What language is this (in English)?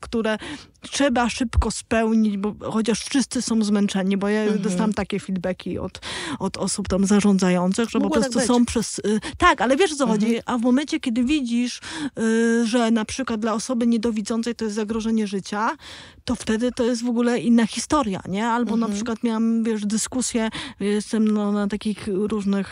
Polish